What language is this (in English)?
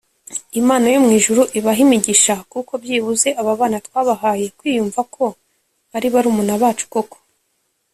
Kinyarwanda